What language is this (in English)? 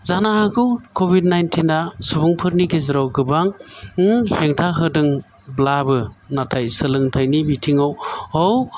Bodo